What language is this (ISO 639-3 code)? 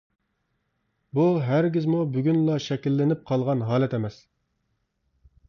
uig